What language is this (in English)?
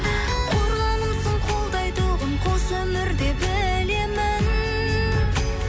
Kazakh